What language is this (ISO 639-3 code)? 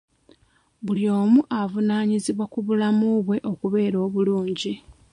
lug